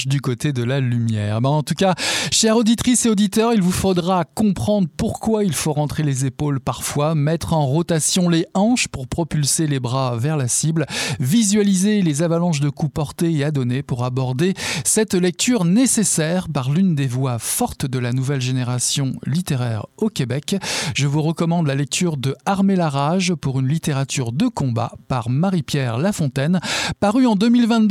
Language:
French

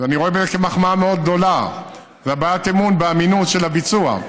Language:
Hebrew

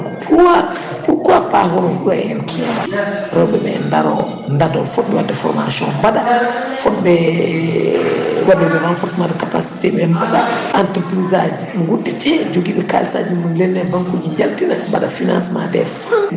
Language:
Fula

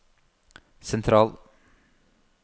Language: Norwegian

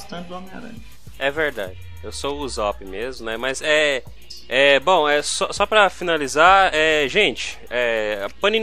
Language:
Portuguese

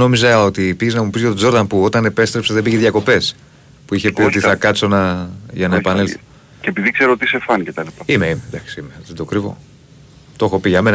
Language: Greek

